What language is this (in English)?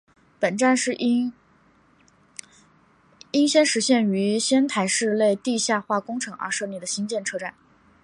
Chinese